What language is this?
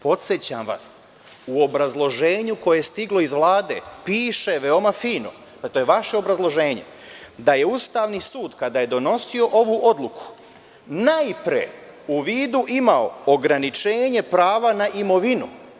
Serbian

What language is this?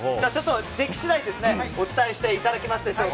Japanese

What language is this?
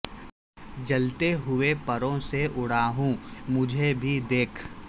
Urdu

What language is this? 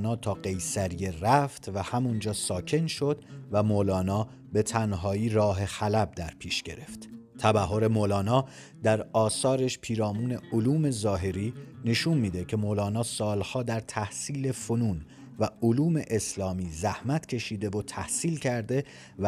Persian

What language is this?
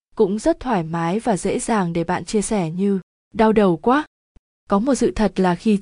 Vietnamese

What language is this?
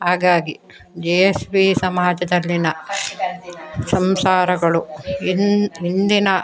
Kannada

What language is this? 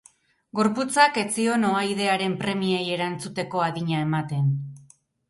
Basque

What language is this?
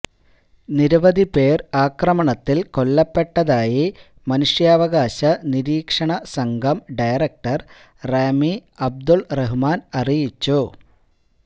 Malayalam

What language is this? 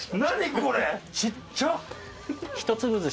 Japanese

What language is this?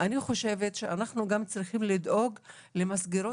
Hebrew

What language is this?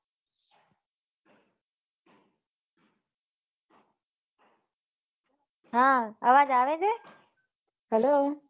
Gujarati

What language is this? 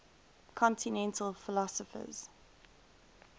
English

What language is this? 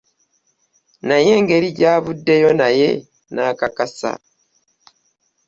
Ganda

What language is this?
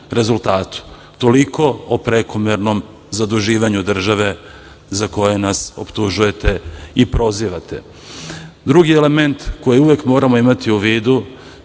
Serbian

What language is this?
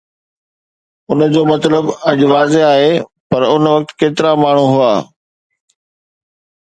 Sindhi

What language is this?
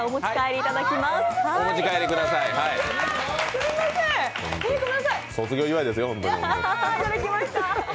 Japanese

